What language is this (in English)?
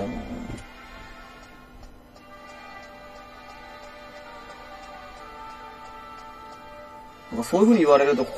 Japanese